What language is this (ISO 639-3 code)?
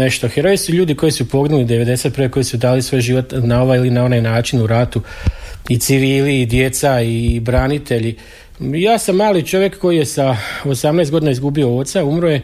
hrv